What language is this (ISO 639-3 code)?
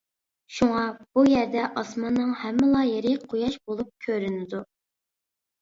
uig